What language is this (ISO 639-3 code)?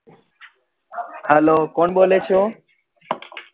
guj